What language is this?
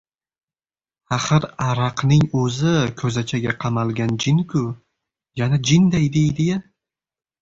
Uzbek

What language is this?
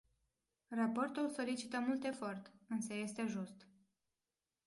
Romanian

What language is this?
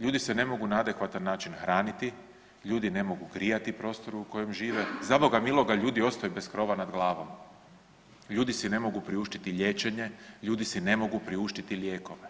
Croatian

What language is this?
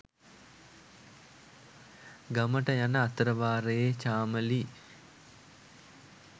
Sinhala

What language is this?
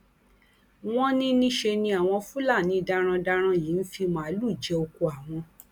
Yoruba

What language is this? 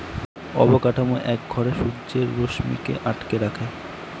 Bangla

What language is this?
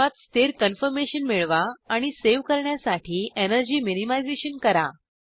Marathi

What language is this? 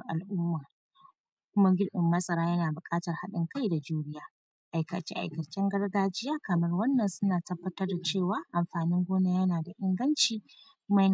Hausa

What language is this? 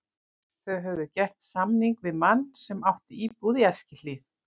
Icelandic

